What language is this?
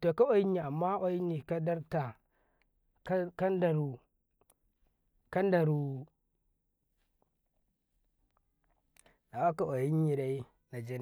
Karekare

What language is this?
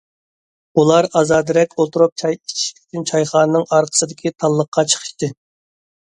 Uyghur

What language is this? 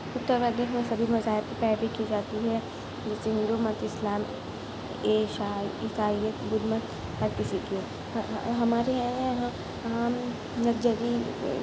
Urdu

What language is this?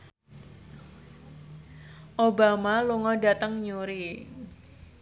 Javanese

